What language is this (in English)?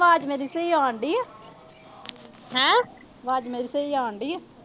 Punjabi